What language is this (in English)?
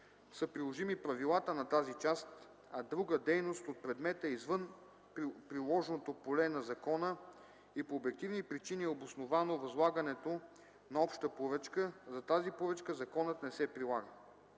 Bulgarian